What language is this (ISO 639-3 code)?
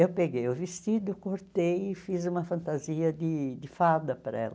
por